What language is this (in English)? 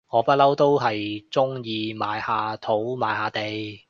Cantonese